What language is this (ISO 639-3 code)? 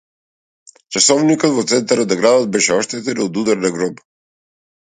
mkd